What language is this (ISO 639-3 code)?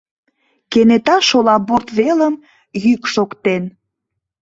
chm